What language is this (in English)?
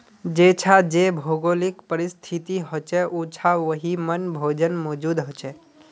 Magahi